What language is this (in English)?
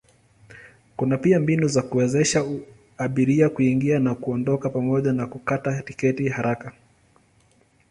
Swahili